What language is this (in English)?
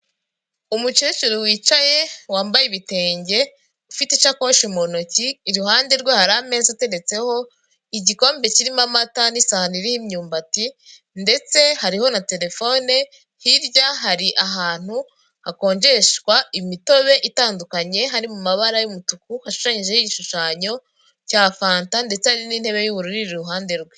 Kinyarwanda